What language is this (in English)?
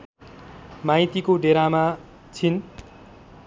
Nepali